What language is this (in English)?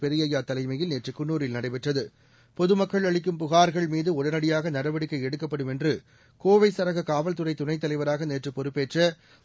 Tamil